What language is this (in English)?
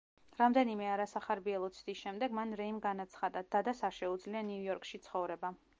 Georgian